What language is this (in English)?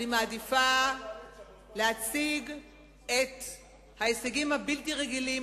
Hebrew